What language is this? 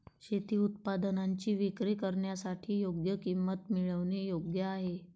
Marathi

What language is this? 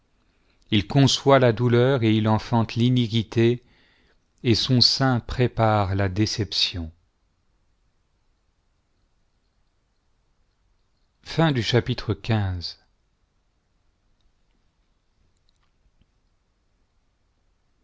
French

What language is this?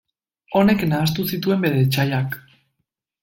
Basque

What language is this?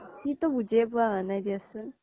Assamese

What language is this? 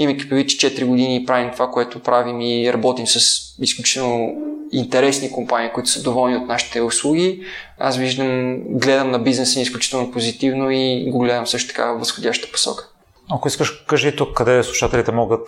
Bulgarian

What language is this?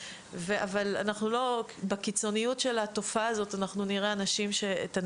Hebrew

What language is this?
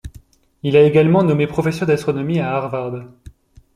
French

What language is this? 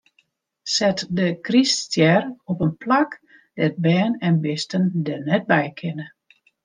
Western Frisian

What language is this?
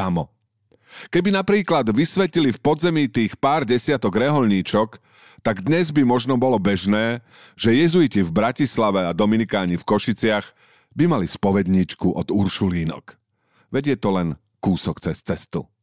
Slovak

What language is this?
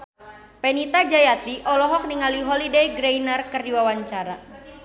Sundanese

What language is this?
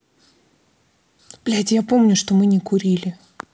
Russian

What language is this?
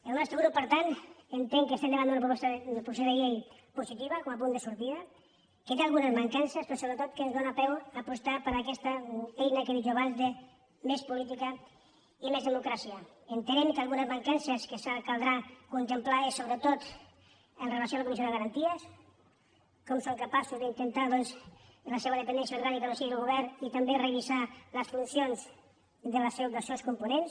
Catalan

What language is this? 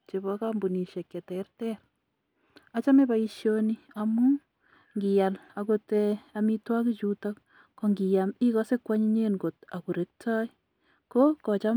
Kalenjin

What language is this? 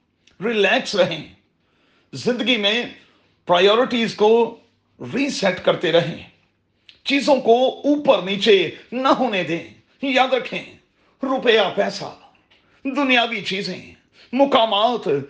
Urdu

